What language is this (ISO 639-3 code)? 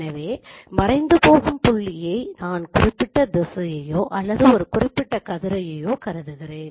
tam